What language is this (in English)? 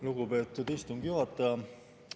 Estonian